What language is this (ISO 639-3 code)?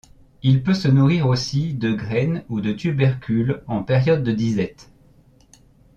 fra